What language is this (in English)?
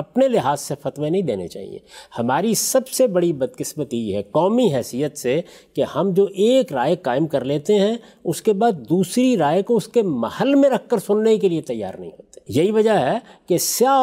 Urdu